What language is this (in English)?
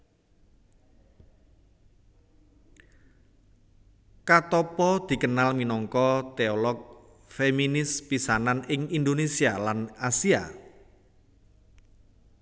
Javanese